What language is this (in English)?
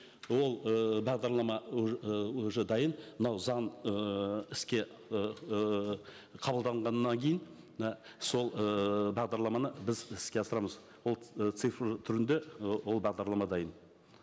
Kazakh